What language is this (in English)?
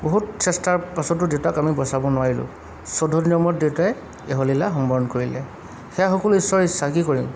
Assamese